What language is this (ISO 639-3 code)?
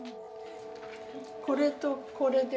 jpn